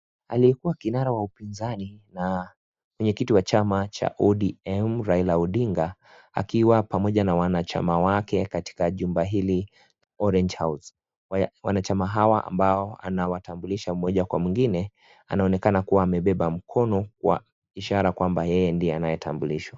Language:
Swahili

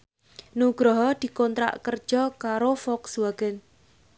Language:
Javanese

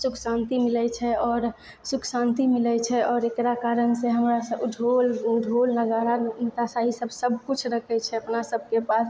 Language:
Maithili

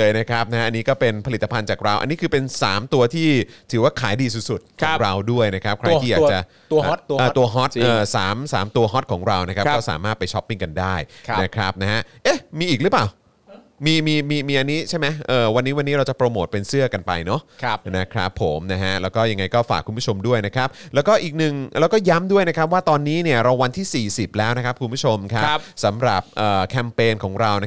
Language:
Thai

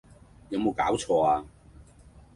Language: Cantonese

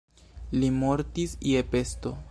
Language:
Esperanto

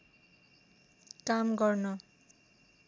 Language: Nepali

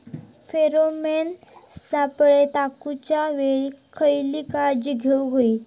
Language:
Marathi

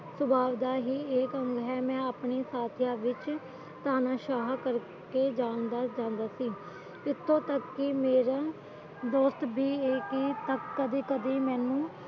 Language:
Punjabi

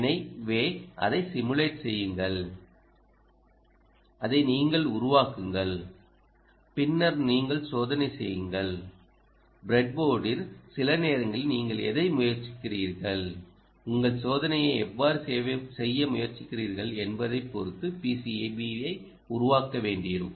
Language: Tamil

